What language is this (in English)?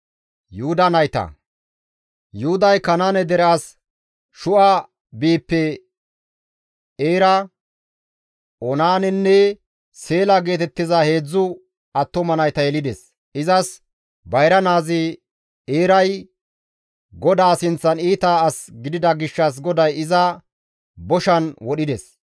Gamo